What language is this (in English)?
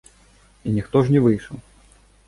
Belarusian